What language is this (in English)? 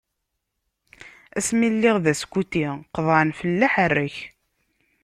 Kabyle